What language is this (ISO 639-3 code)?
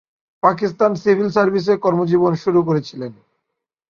ben